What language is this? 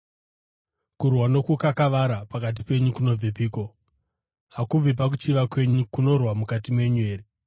Shona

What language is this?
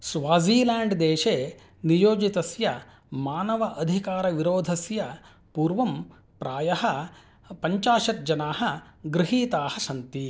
Sanskrit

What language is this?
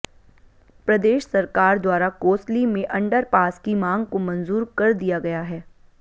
Hindi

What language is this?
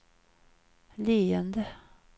Swedish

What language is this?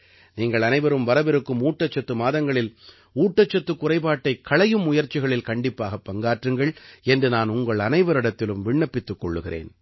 Tamil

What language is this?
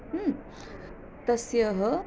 Sanskrit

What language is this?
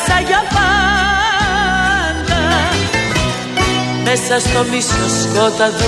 Greek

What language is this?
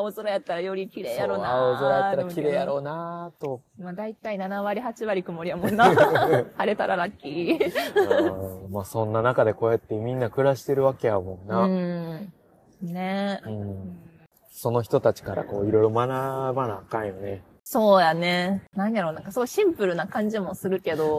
Japanese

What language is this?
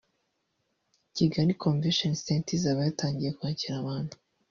Kinyarwanda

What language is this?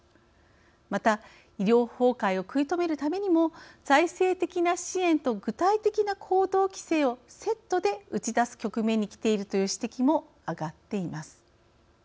Japanese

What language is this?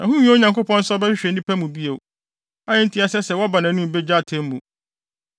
Akan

